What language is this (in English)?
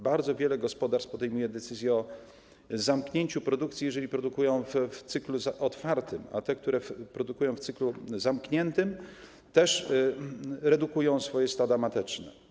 Polish